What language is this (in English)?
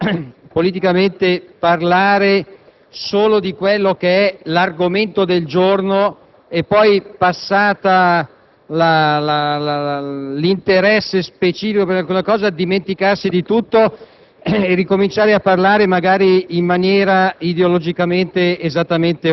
Italian